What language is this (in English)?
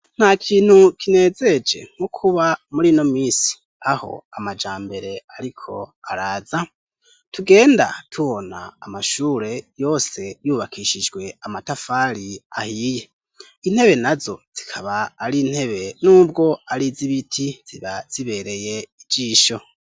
Rundi